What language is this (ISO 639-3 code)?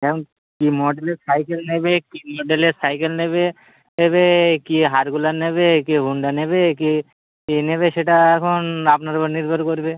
ben